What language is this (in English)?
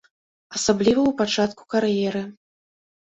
Belarusian